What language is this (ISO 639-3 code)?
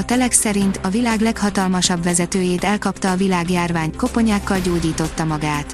hun